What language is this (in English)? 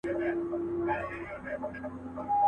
Pashto